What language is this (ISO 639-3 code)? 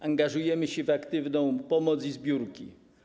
pol